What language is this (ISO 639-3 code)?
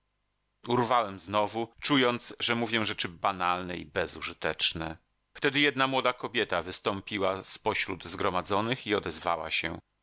pol